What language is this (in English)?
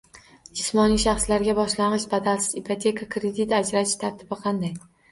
Uzbek